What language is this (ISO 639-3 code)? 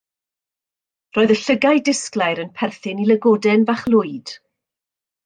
cym